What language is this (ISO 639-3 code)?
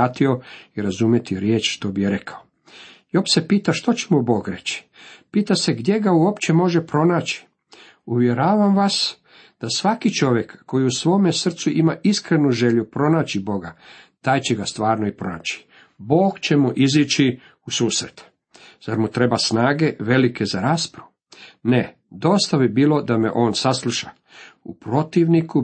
hrv